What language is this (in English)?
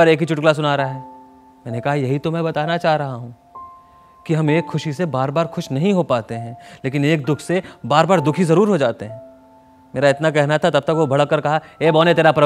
Hindi